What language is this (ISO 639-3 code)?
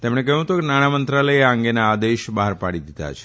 guj